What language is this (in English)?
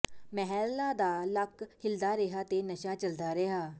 Punjabi